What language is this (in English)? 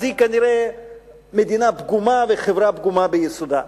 Hebrew